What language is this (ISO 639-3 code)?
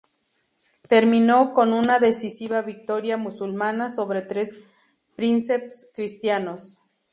spa